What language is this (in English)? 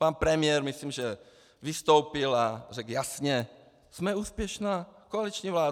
Czech